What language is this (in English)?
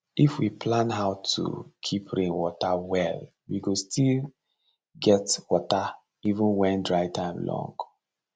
Nigerian Pidgin